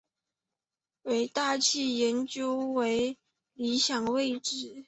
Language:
Chinese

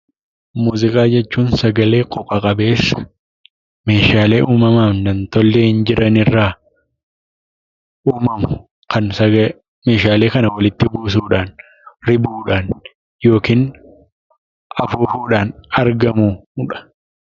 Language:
Oromo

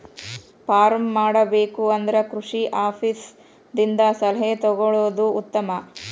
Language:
Kannada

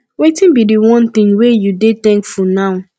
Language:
Nigerian Pidgin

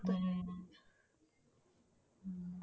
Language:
Punjabi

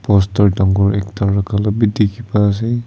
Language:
Naga Pidgin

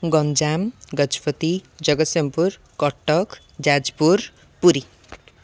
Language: Odia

